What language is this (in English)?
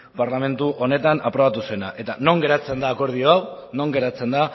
Basque